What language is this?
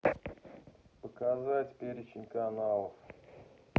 Russian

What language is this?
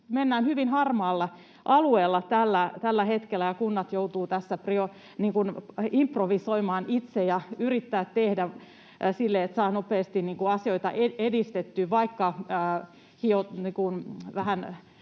Finnish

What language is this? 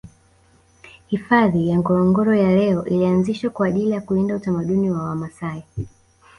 Swahili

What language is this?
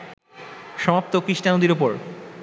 Bangla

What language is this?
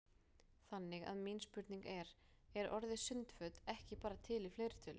Icelandic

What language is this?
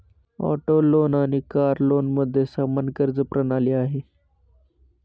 Marathi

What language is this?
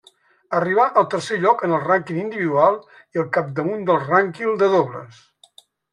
Catalan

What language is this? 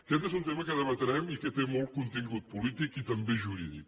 Catalan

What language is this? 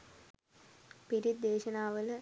Sinhala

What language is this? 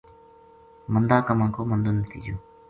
Gujari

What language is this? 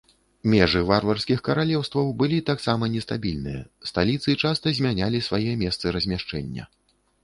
Belarusian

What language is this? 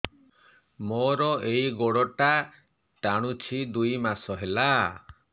Odia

